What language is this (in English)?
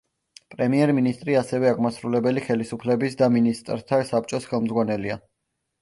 Georgian